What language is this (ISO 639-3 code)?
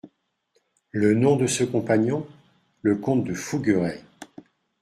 fra